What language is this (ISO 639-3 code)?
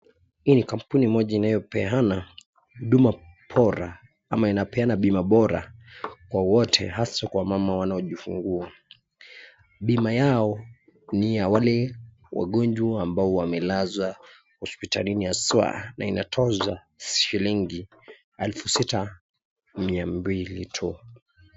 swa